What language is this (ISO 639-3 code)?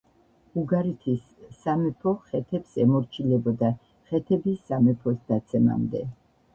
kat